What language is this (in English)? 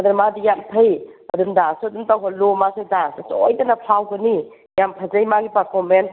Manipuri